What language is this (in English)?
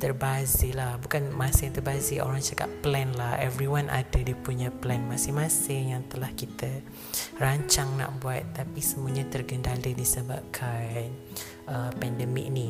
Malay